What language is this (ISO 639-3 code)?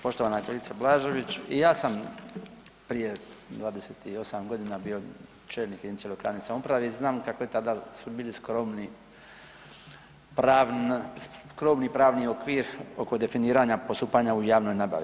hrv